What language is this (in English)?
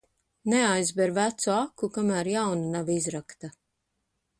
Latvian